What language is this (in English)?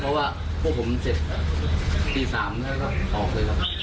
Thai